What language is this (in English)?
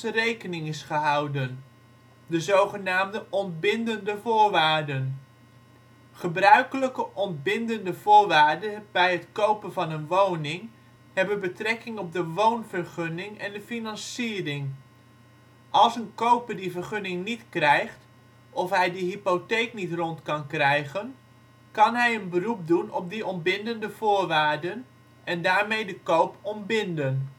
Dutch